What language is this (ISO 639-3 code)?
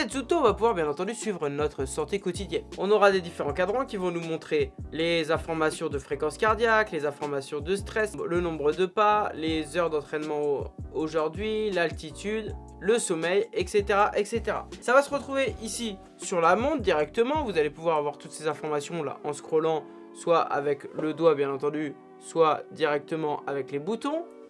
fra